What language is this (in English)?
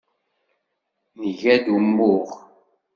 Kabyle